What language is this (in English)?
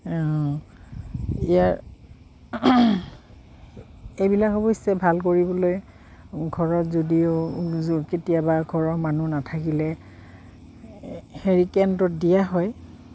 Assamese